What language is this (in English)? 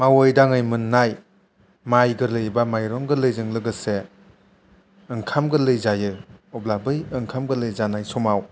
Bodo